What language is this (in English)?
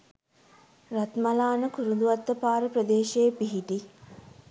Sinhala